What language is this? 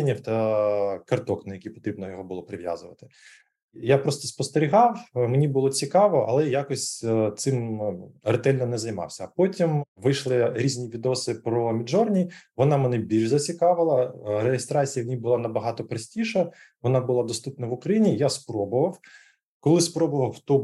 Ukrainian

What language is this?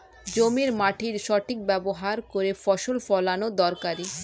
Bangla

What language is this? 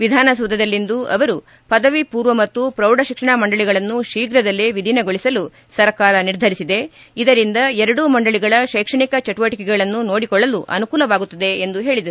Kannada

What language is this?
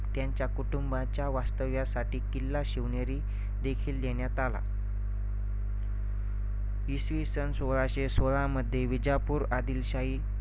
Marathi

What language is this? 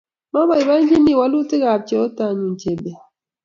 Kalenjin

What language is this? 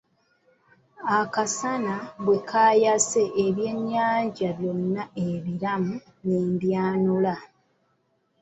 Ganda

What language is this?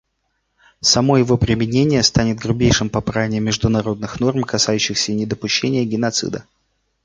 Russian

